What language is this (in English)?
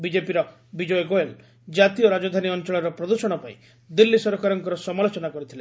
Odia